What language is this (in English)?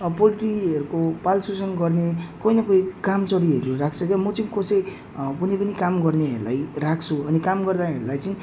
Nepali